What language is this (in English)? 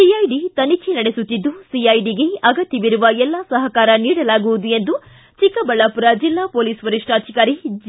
Kannada